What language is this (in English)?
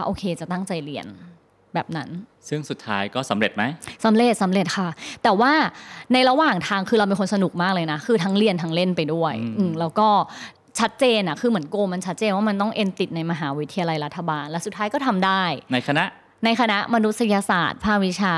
Thai